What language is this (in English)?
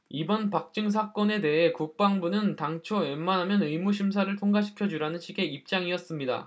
Korean